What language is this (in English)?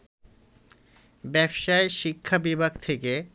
Bangla